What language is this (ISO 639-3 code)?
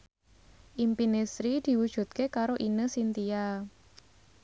jav